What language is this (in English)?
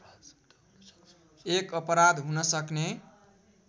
Nepali